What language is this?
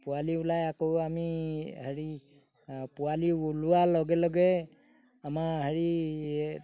Assamese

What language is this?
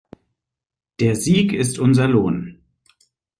German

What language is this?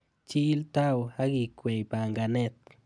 Kalenjin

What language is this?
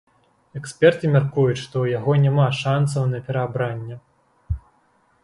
Belarusian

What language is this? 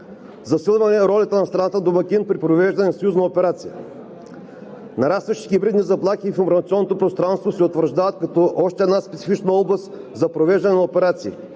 Bulgarian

